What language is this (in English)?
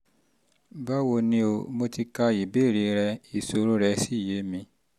Yoruba